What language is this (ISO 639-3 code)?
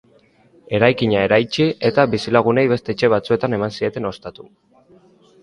eus